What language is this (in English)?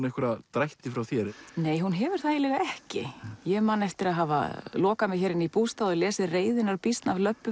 Icelandic